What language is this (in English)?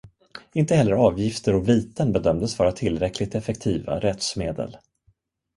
Swedish